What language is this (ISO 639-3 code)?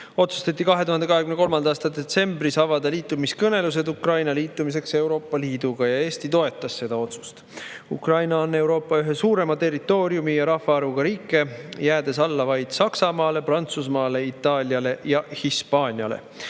est